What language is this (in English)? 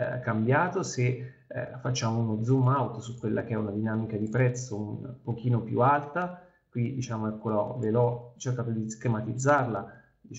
Italian